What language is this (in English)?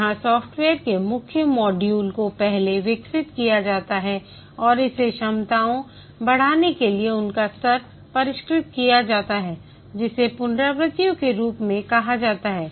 Hindi